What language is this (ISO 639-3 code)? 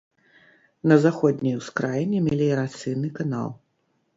bel